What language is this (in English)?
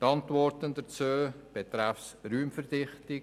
Swiss German